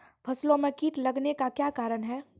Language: Maithili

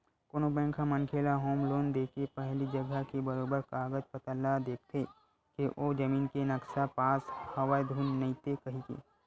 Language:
Chhattisgarhi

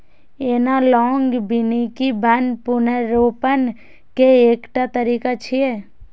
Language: Maithili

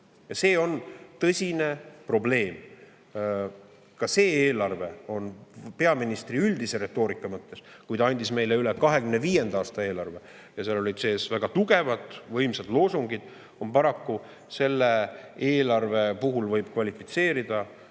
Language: Estonian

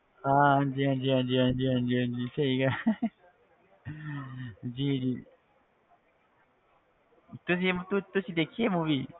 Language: Punjabi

